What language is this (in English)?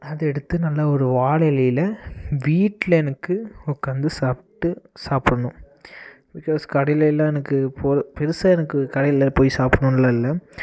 Tamil